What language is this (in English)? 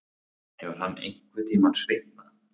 Icelandic